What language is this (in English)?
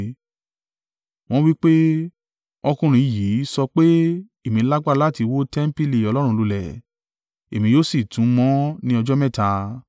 Yoruba